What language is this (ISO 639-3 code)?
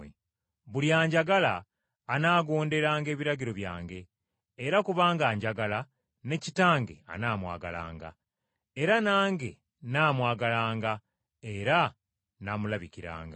lug